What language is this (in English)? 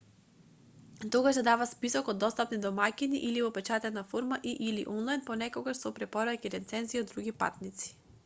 Macedonian